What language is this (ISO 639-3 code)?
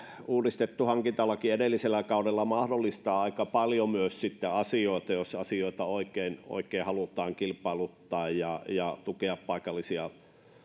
fin